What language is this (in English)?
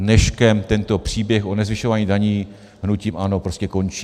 Czech